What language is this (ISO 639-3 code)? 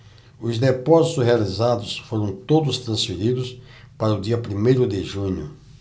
por